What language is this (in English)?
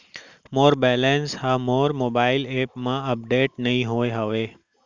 Chhattisgarhi